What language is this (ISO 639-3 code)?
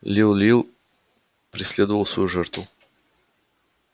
rus